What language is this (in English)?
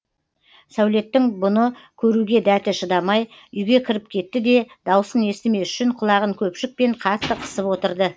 Kazakh